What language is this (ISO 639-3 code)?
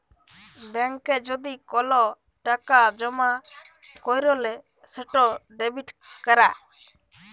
ben